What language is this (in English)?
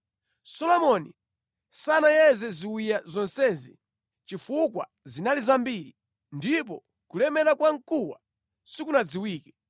Nyanja